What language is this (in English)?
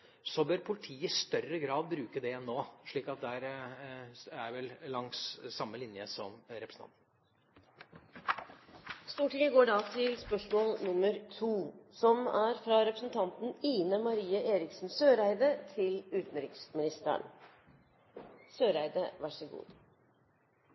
Norwegian